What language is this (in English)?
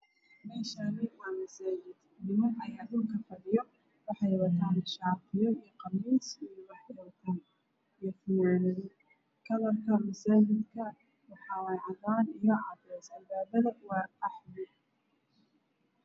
Somali